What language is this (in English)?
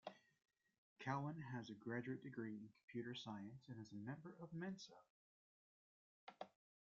English